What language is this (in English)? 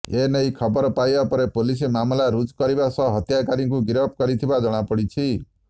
Odia